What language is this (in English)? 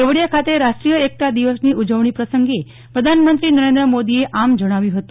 Gujarati